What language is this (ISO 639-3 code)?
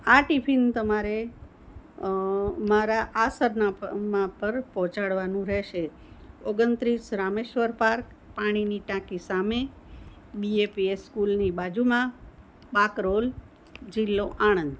guj